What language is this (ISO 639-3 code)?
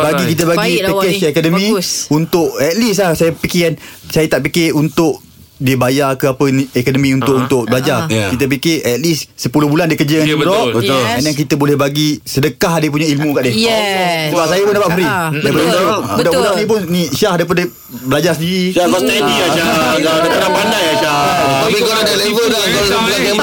msa